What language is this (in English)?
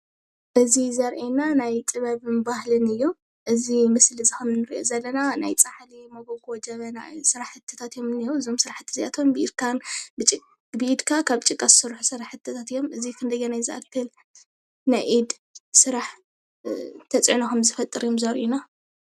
Tigrinya